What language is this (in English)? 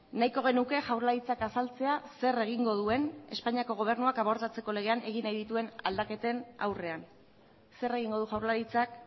Basque